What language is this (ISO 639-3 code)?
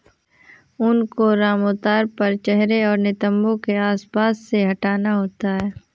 hin